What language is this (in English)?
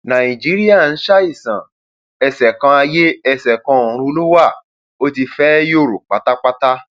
Yoruba